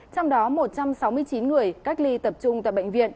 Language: Vietnamese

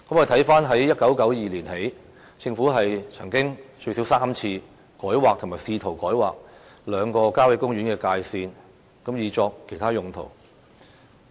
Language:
Cantonese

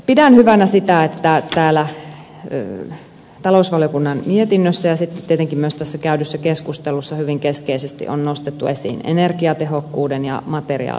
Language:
Finnish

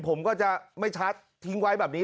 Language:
Thai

